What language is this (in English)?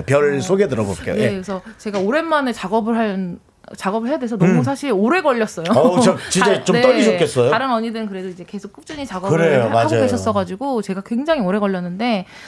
Korean